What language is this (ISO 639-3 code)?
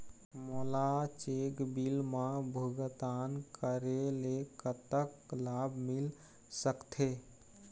hne